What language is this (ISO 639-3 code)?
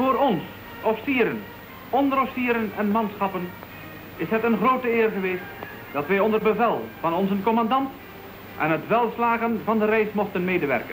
nld